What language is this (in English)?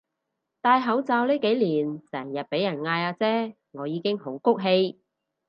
Cantonese